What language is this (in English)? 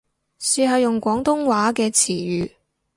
Cantonese